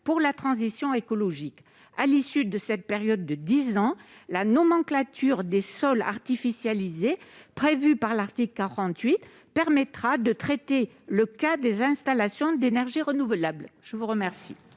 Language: French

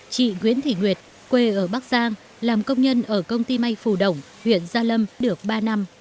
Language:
Vietnamese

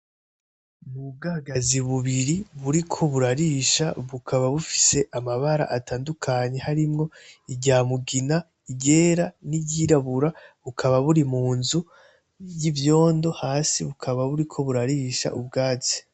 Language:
Rundi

